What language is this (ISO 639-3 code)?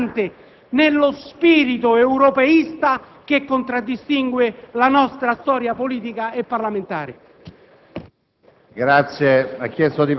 ita